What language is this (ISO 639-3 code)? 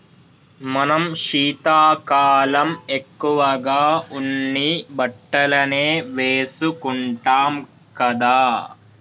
tel